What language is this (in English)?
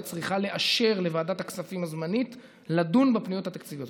Hebrew